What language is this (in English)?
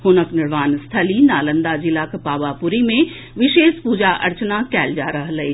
Maithili